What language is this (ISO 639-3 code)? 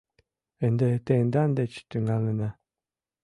chm